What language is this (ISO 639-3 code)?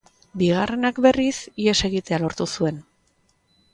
eus